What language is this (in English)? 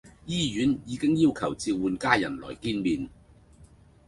Cantonese